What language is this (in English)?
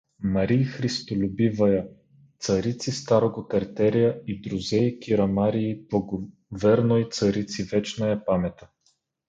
Bulgarian